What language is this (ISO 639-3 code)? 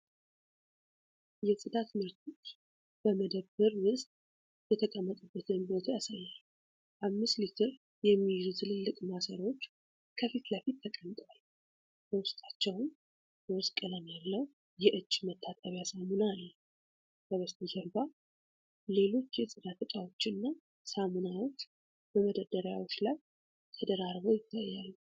amh